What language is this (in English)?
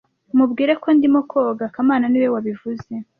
Kinyarwanda